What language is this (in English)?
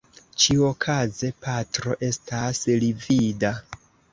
Esperanto